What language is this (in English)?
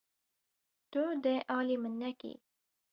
Kurdish